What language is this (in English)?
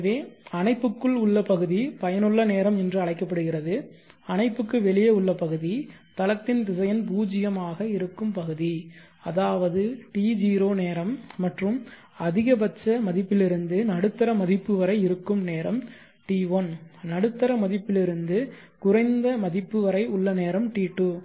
Tamil